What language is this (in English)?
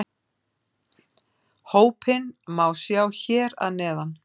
Icelandic